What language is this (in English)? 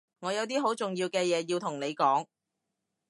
Cantonese